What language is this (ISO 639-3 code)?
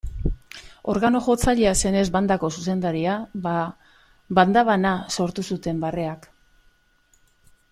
eus